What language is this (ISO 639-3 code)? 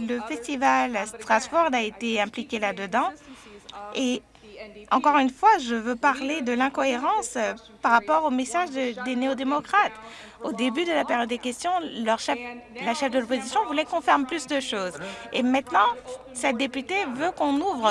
fra